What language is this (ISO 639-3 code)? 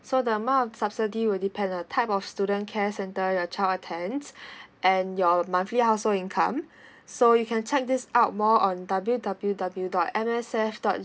eng